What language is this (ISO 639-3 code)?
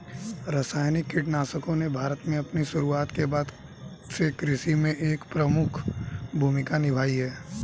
hin